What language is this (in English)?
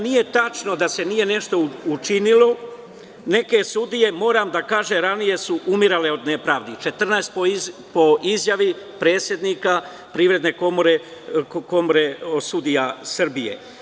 Serbian